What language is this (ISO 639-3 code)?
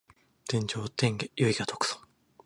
jpn